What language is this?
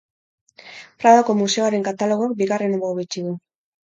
Basque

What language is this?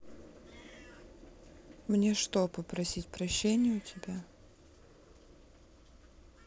Russian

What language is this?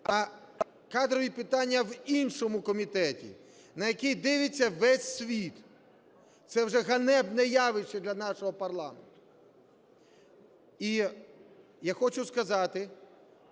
Ukrainian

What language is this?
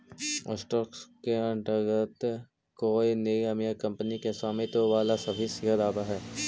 Magahi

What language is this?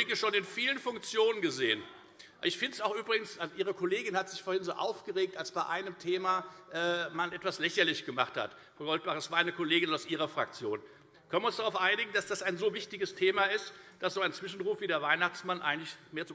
German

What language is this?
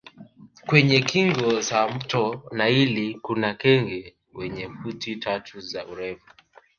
Swahili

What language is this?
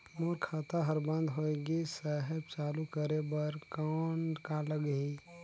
Chhattisgarhi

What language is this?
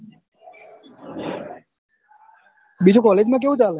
Gujarati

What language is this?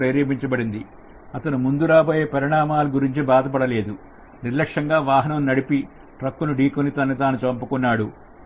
Telugu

